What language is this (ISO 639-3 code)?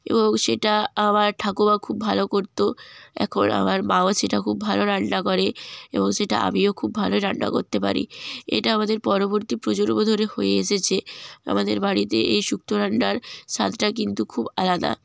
ben